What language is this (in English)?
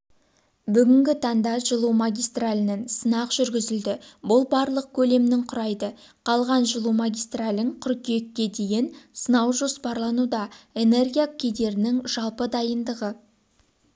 Kazakh